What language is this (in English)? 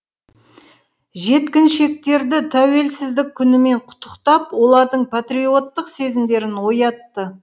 Kazakh